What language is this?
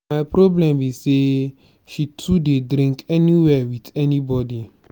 Nigerian Pidgin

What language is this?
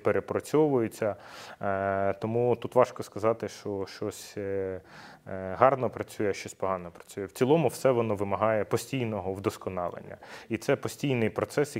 Ukrainian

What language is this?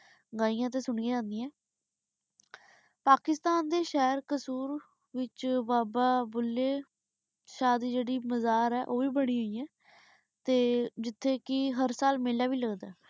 Punjabi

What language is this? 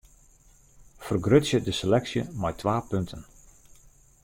Western Frisian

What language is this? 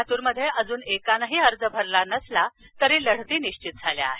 Marathi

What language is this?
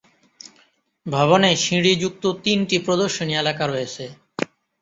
Bangla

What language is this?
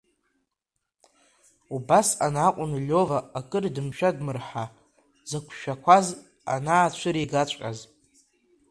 Abkhazian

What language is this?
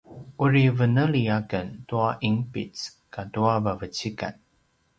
Paiwan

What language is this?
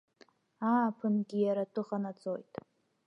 Abkhazian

